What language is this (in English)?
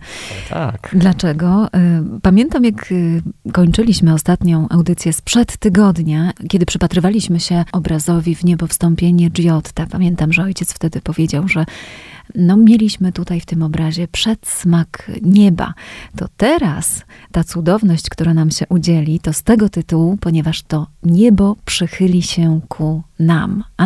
Polish